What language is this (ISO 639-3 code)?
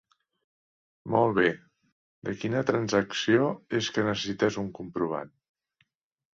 cat